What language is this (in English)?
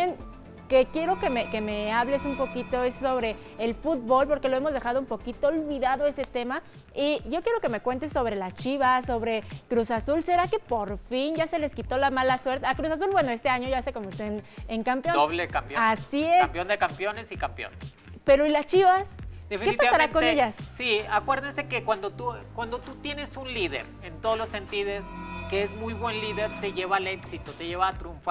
Spanish